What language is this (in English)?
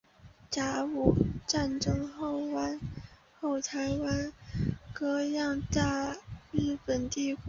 Chinese